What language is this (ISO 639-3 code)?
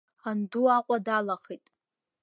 abk